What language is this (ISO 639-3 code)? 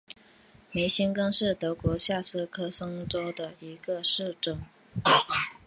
zho